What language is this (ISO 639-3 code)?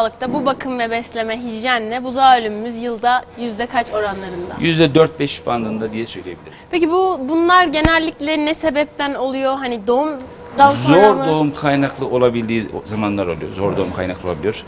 tur